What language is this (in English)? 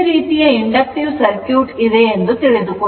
Kannada